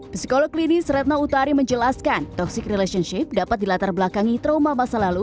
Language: Indonesian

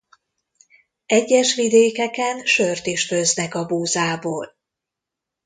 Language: Hungarian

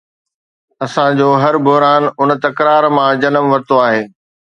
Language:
Sindhi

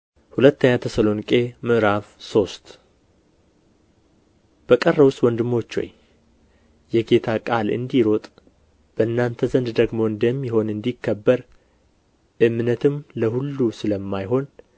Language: Amharic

